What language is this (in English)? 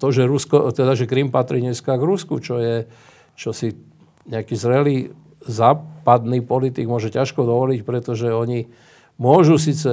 Slovak